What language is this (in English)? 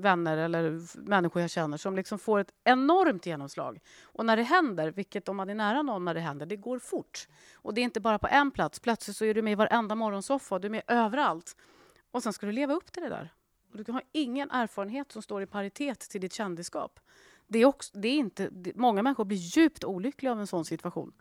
Swedish